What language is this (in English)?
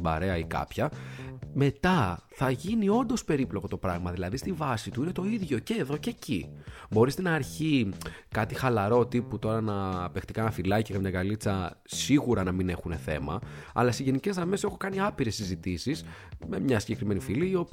Greek